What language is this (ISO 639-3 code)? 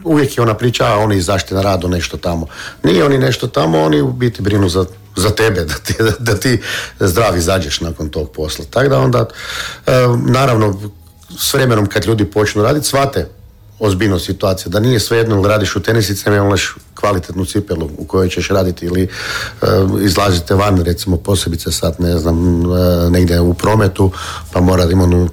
hrv